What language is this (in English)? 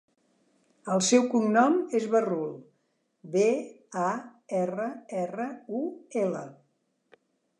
Catalan